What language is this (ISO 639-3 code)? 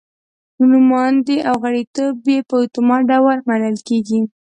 pus